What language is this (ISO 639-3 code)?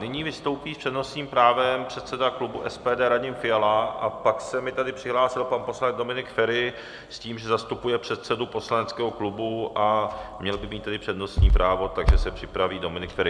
ces